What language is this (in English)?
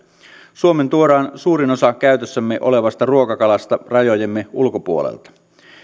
Finnish